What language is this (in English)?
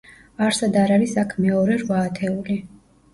Georgian